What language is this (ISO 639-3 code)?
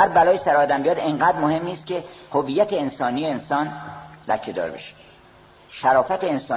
fas